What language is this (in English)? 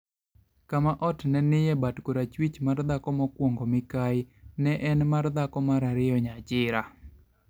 Luo (Kenya and Tanzania)